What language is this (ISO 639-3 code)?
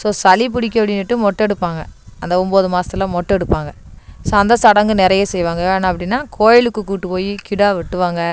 tam